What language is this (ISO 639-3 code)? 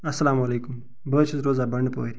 kas